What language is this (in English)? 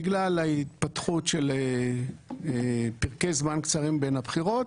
Hebrew